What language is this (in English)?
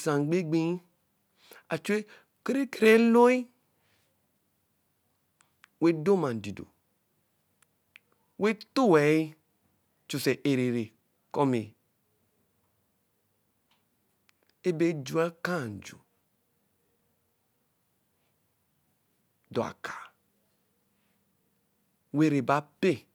Eleme